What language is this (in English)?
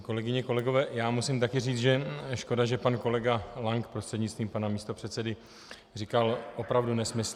Czech